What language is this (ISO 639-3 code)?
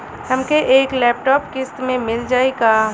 bho